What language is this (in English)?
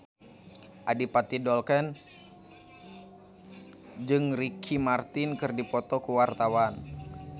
Sundanese